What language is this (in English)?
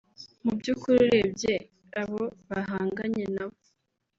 Kinyarwanda